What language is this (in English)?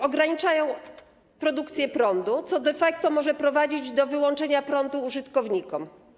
Polish